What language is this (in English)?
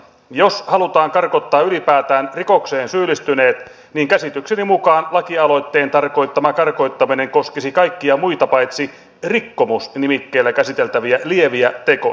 Finnish